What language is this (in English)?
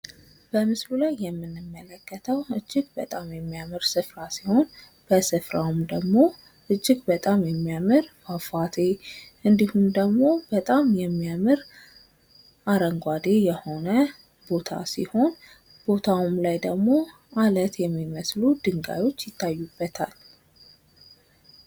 Amharic